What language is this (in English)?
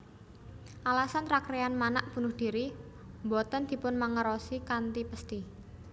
Javanese